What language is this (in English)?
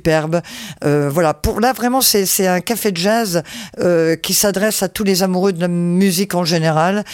French